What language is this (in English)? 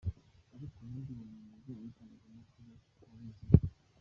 Kinyarwanda